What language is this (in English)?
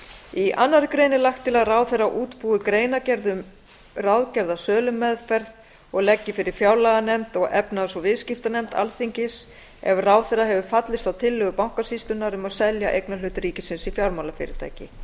Icelandic